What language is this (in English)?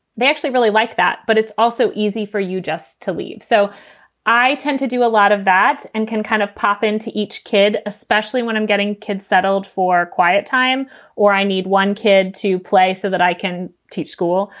English